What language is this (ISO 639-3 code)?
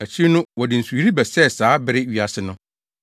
aka